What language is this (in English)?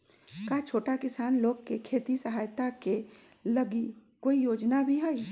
Magahi